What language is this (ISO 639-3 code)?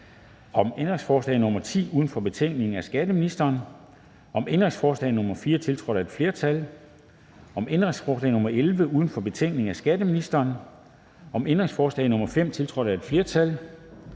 dan